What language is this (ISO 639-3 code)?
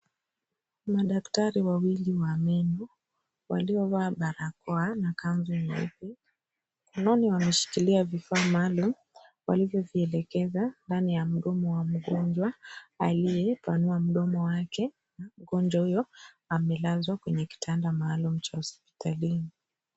swa